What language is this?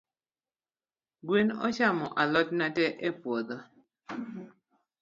Luo (Kenya and Tanzania)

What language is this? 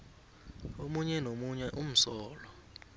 South Ndebele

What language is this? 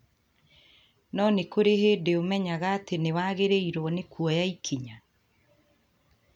Kikuyu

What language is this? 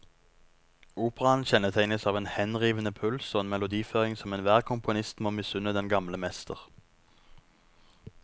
Norwegian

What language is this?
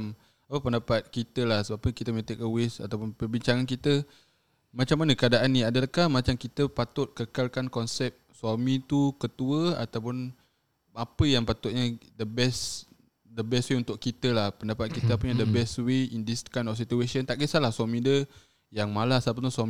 Malay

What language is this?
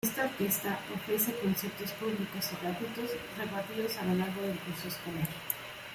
Spanish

